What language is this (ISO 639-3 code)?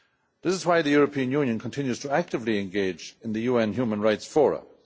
eng